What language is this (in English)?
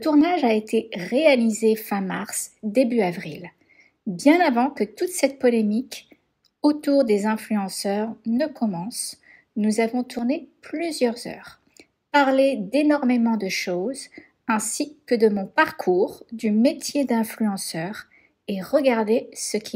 French